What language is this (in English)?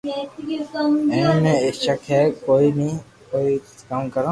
Loarki